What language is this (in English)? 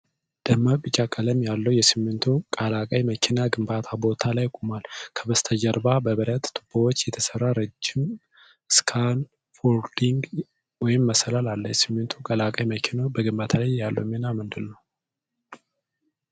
Amharic